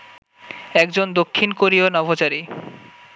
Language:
Bangla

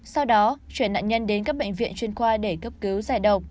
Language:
Vietnamese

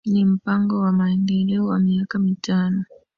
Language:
Swahili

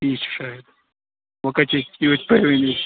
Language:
Kashmiri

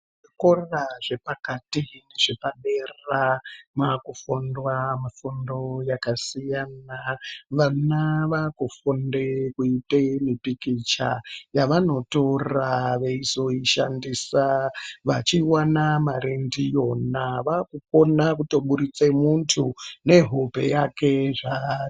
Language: Ndau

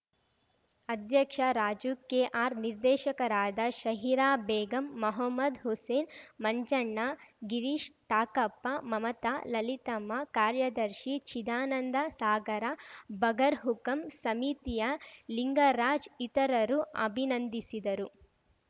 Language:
Kannada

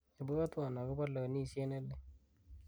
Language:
Kalenjin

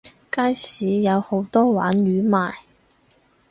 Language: Cantonese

